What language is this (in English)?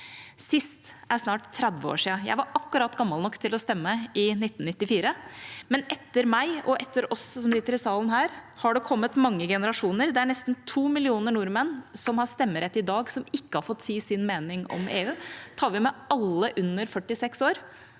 Norwegian